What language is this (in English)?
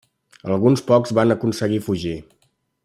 Catalan